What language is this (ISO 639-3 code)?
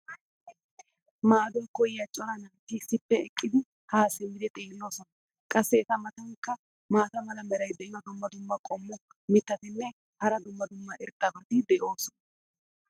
wal